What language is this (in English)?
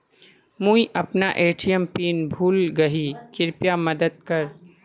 Magahi